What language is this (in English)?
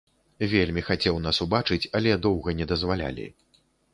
Belarusian